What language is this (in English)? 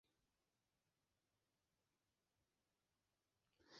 Kurdish